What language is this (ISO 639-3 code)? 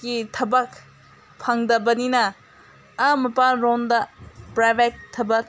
mni